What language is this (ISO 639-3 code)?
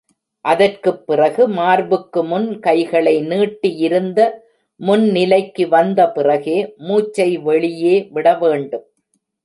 tam